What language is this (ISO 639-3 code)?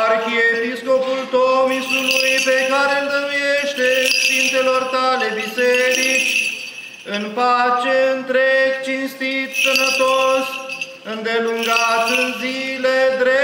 ron